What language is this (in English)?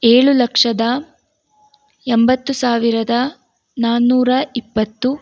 Kannada